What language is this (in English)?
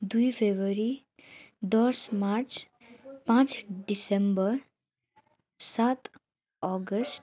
Nepali